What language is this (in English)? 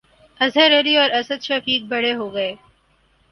Urdu